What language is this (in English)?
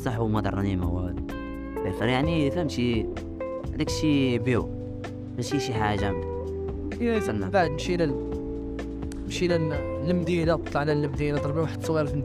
Arabic